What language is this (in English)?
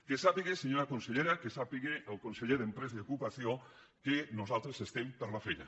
Catalan